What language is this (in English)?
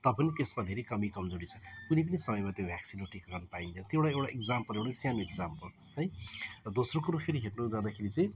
Nepali